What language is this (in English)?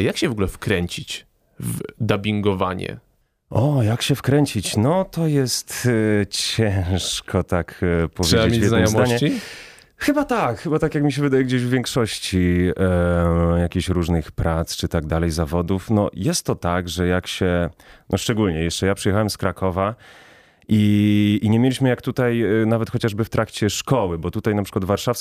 Polish